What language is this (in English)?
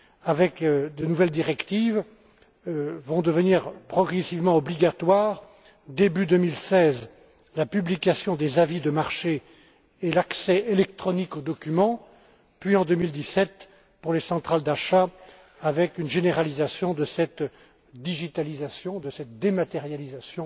French